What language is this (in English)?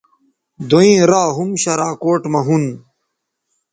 Bateri